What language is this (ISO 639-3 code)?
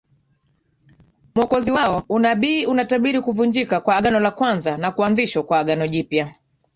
swa